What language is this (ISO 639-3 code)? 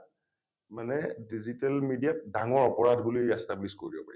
asm